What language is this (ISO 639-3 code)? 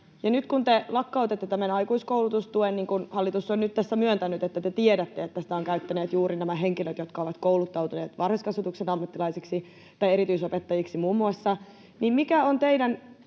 fin